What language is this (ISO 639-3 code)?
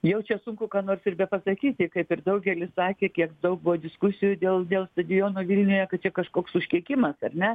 lit